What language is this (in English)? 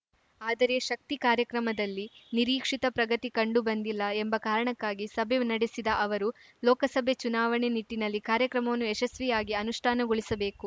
Kannada